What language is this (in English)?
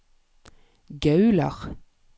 Norwegian